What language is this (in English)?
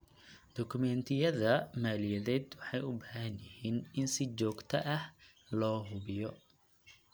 Somali